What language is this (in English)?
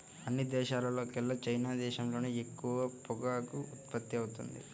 Telugu